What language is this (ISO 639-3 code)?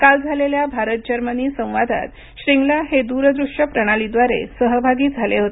mar